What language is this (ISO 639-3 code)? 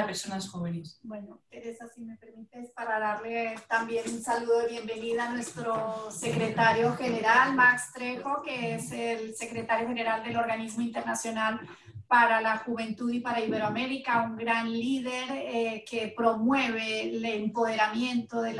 spa